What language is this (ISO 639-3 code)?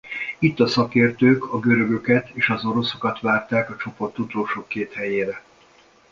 hun